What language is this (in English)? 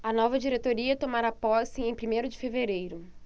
Portuguese